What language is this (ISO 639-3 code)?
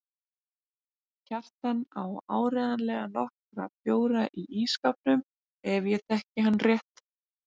isl